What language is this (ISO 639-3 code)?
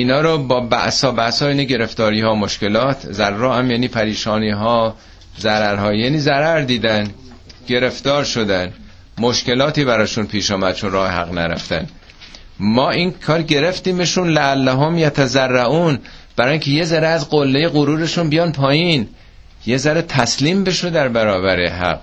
fas